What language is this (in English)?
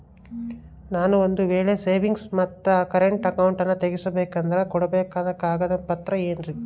Kannada